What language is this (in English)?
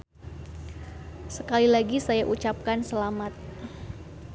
Sundanese